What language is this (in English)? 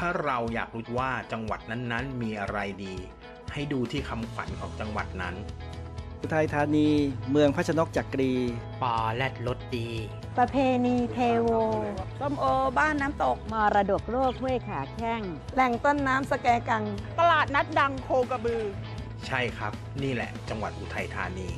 Thai